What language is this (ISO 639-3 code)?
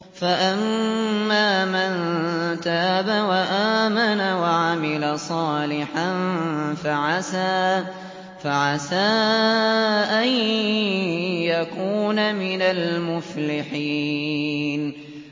ara